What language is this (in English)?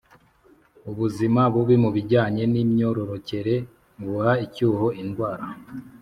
Kinyarwanda